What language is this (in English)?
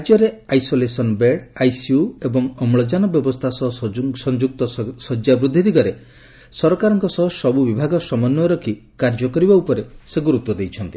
Odia